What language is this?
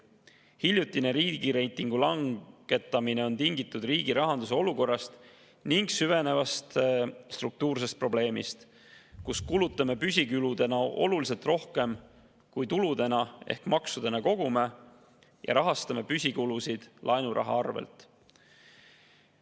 Estonian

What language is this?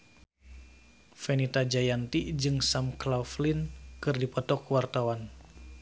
Sundanese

